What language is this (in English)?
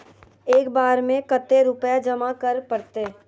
Magahi